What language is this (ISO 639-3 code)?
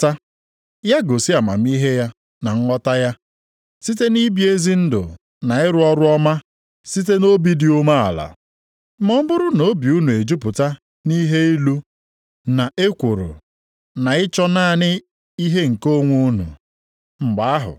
ibo